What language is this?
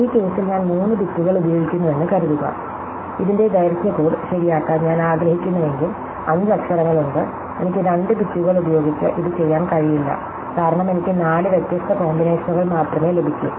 Malayalam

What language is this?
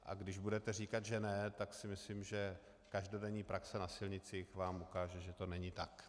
Czech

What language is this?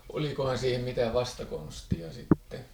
Finnish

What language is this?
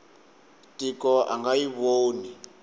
Tsonga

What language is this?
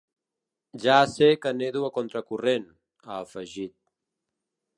Catalan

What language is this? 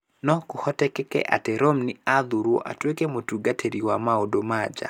Kikuyu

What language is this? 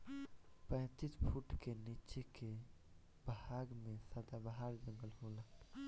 Bhojpuri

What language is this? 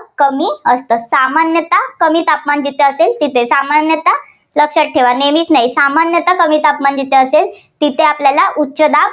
Marathi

